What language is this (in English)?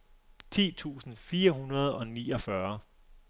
Danish